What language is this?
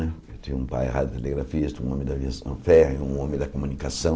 Portuguese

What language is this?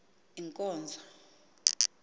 Xhosa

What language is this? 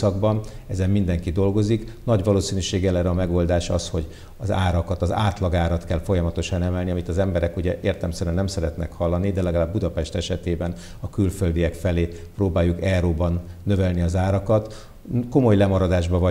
Hungarian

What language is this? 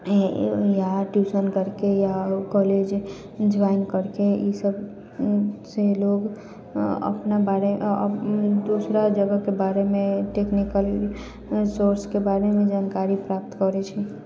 Maithili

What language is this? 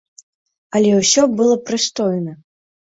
Belarusian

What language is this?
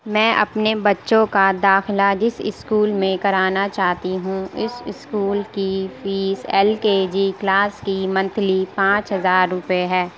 Urdu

